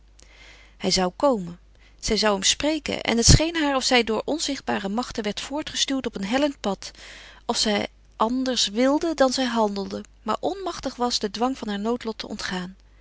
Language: Dutch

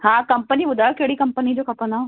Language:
Sindhi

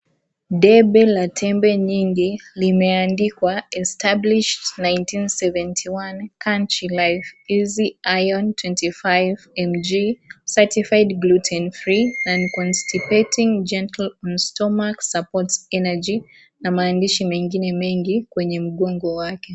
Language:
Swahili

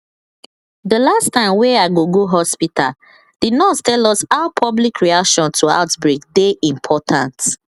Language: Nigerian Pidgin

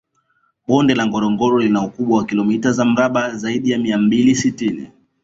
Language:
Swahili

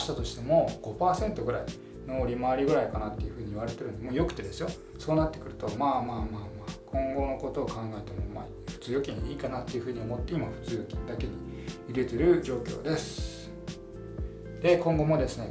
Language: Japanese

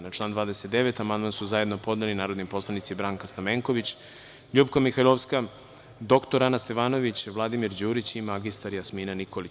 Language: Serbian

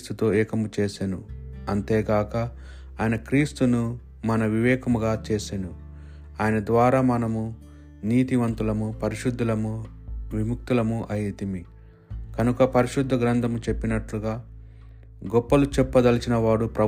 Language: Telugu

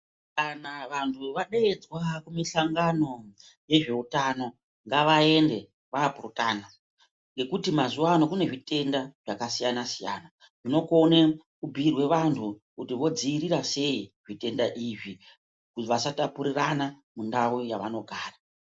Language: Ndau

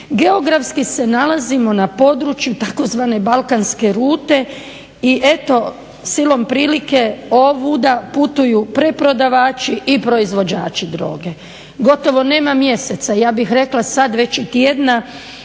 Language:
Croatian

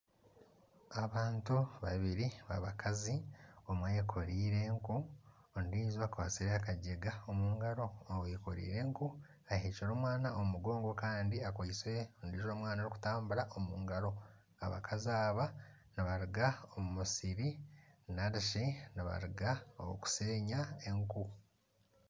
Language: Nyankole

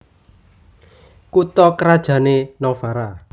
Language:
Javanese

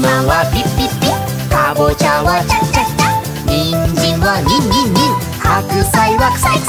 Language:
Japanese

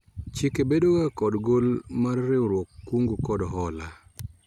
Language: Luo (Kenya and Tanzania)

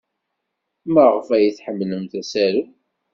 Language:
Kabyle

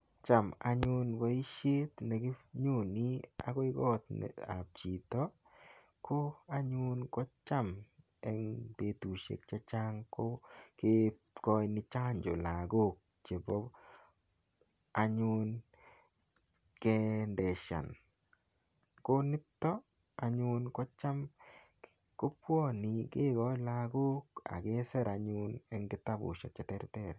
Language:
Kalenjin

